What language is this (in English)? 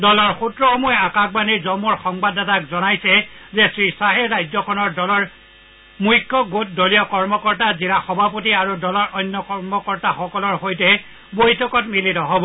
Assamese